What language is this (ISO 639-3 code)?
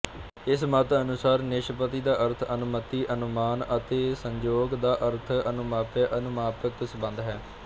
pan